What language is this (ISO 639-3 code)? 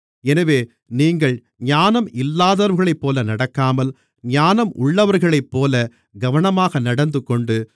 tam